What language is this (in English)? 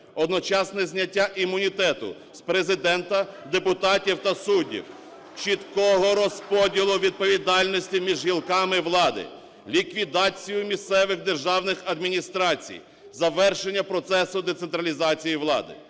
Ukrainian